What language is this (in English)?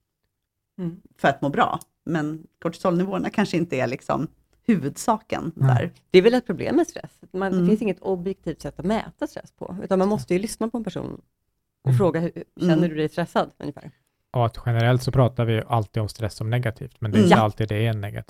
Swedish